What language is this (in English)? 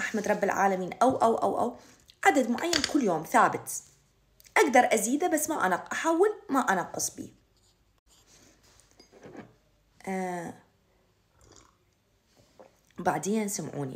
Arabic